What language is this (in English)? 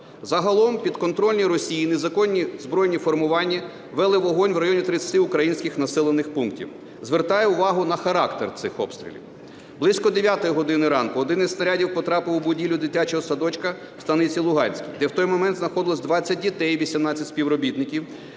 Ukrainian